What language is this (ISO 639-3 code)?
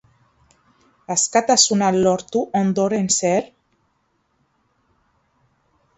eus